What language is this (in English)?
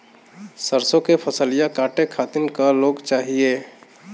Bhojpuri